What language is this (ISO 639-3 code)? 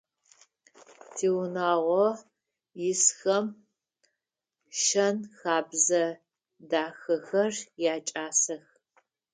ady